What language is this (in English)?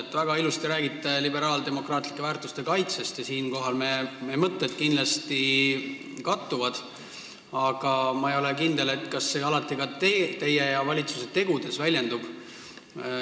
Estonian